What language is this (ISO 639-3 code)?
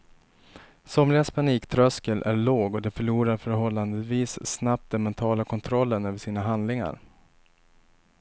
swe